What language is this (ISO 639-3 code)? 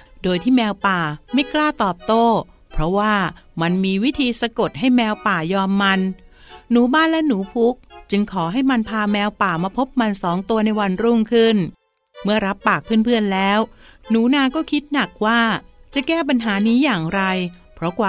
tha